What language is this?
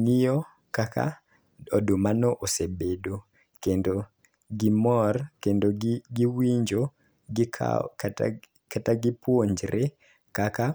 Luo (Kenya and Tanzania)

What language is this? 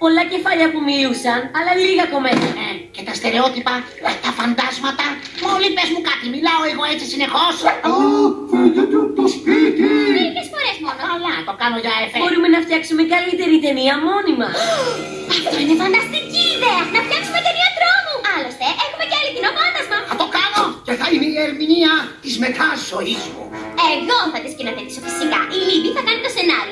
Greek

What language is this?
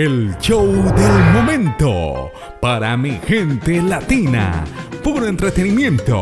Spanish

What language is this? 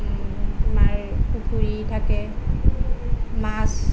Assamese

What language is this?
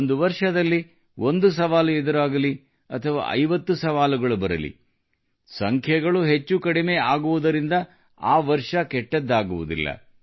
Kannada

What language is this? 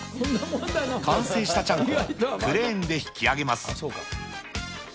Japanese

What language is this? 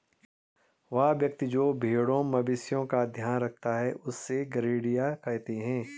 Hindi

